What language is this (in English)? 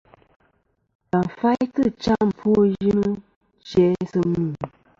Kom